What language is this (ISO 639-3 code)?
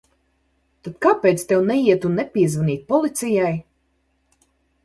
lav